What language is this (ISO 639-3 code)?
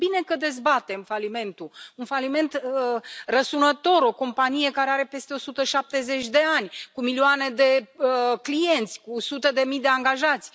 ron